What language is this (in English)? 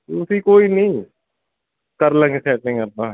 Punjabi